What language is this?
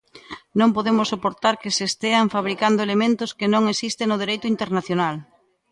Galician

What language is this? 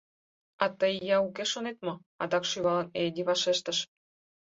Mari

